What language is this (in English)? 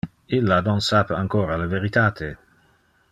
Interlingua